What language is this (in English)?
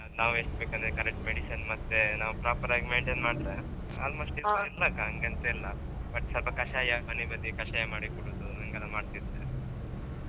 Kannada